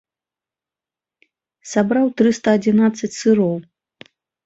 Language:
Belarusian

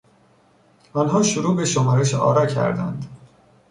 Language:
Persian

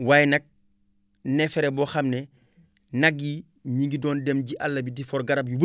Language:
Wolof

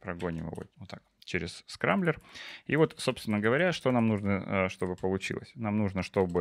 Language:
Russian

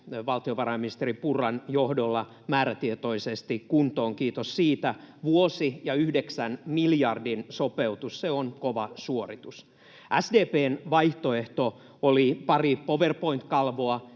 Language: Finnish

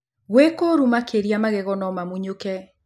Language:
Kikuyu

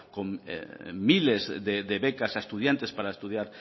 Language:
Spanish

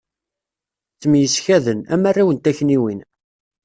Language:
Kabyle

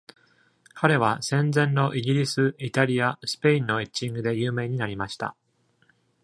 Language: Japanese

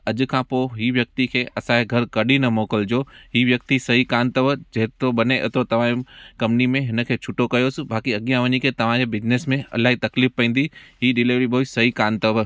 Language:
Sindhi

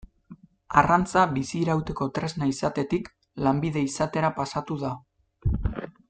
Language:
Basque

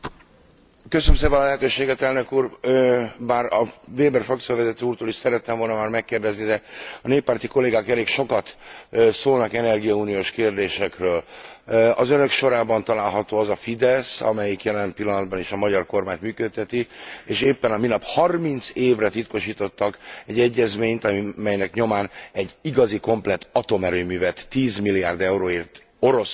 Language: Hungarian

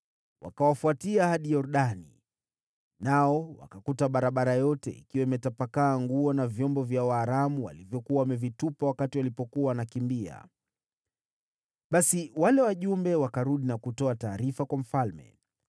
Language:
Swahili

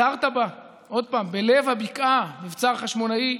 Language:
Hebrew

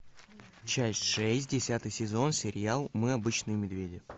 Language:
Russian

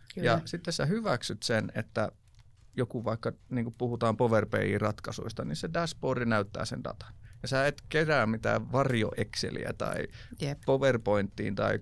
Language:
Finnish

